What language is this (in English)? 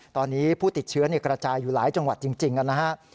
Thai